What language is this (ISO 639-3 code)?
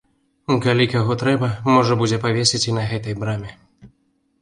bel